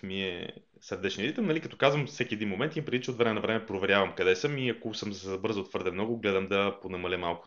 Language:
Bulgarian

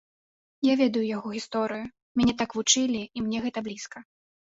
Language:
Belarusian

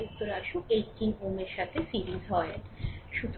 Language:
Bangla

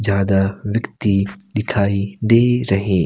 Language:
Hindi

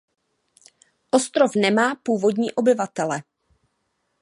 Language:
Czech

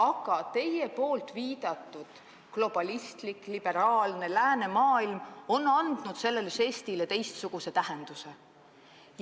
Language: Estonian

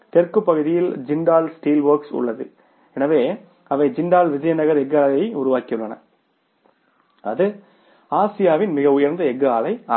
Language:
Tamil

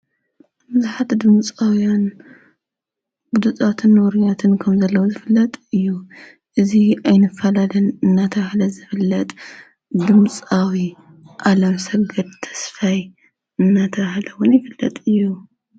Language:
Tigrinya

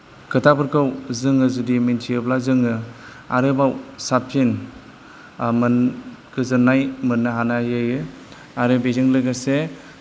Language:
Bodo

